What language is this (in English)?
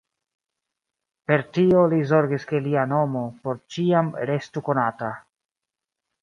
Esperanto